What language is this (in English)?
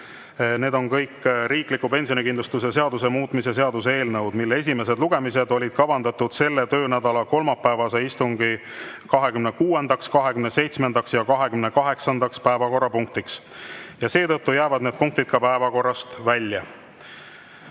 Estonian